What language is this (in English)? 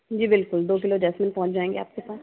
Hindi